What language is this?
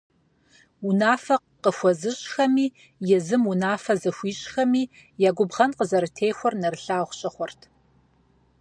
Kabardian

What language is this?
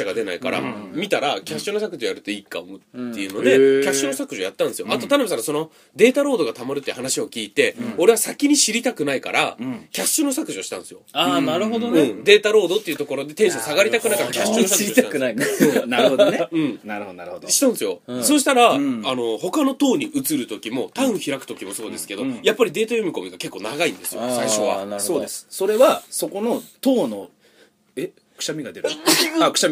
Japanese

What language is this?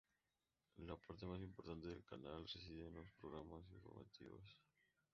Spanish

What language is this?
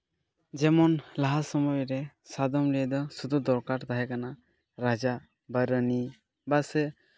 Santali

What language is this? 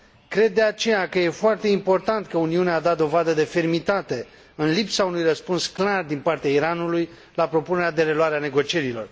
Romanian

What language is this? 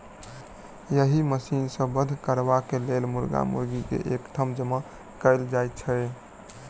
Maithili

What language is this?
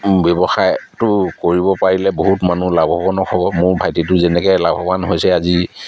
Assamese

